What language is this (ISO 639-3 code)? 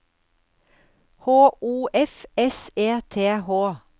nor